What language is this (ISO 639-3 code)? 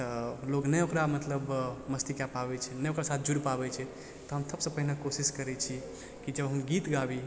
mai